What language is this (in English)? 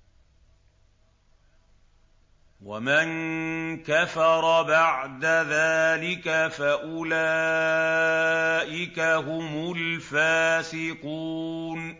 Arabic